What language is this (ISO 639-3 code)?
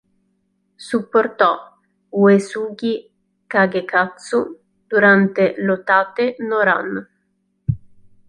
ita